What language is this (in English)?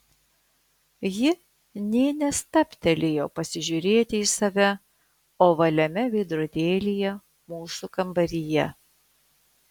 Lithuanian